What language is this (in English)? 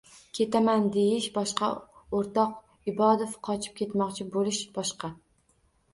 Uzbek